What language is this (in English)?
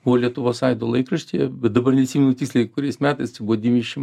Lithuanian